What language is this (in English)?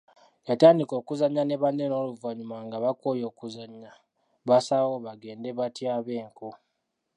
Ganda